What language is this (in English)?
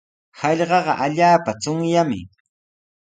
Sihuas Ancash Quechua